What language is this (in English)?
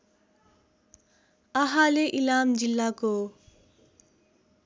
Nepali